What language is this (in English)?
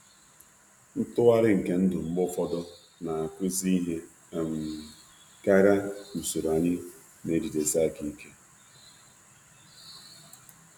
Igbo